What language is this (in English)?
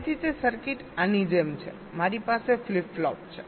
Gujarati